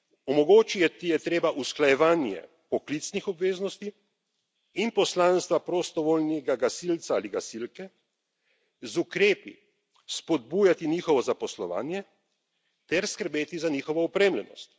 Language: Slovenian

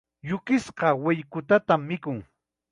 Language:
Chiquián Ancash Quechua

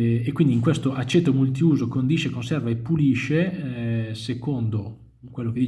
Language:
Italian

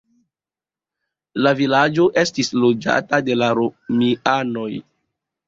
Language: Esperanto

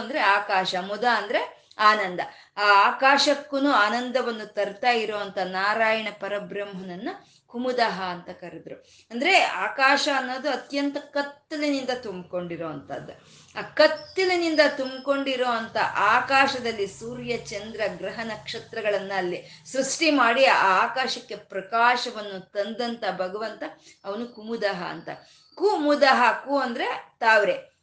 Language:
Kannada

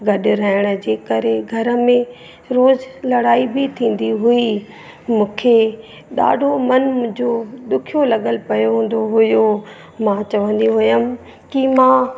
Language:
Sindhi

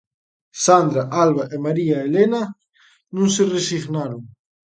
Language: Galician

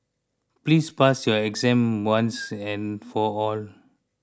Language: English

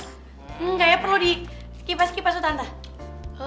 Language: Indonesian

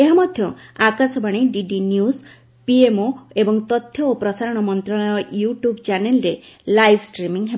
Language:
Odia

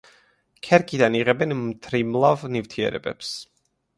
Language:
Georgian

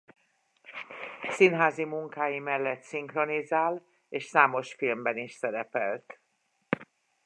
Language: Hungarian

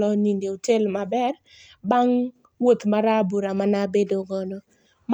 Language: Luo (Kenya and Tanzania)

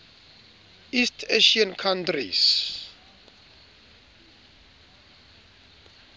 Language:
Southern Sotho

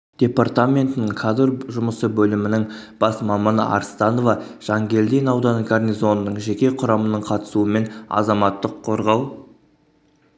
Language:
Kazakh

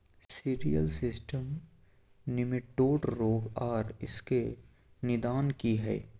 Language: Maithili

